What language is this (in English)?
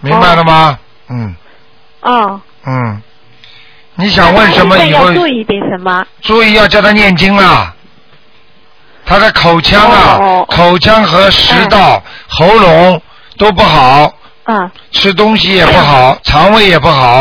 Chinese